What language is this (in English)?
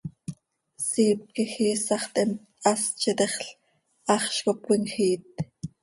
Seri